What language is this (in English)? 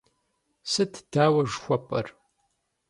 Kabardian